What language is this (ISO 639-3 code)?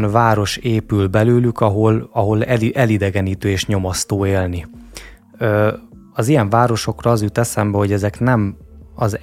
hun